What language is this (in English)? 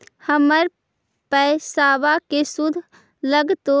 Magahi